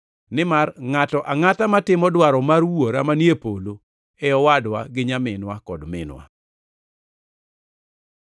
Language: Luo (Kenya and Tanzania)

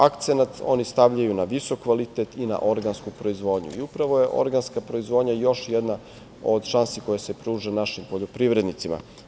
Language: Serbian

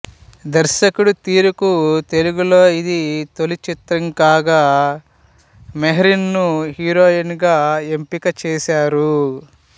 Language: Telugu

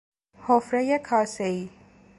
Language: Persian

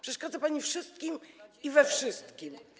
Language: Polish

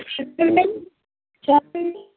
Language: Telugu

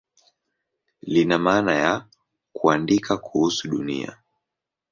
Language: Swahili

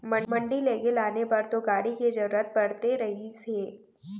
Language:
Chhattisgarhi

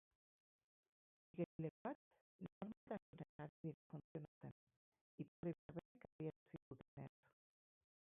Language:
Basque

